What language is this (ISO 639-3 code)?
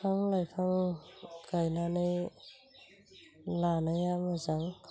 brx